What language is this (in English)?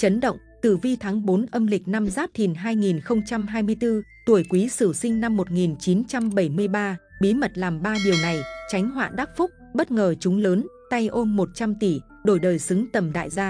Vietnamese